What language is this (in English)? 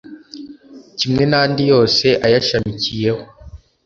Kinyarwanda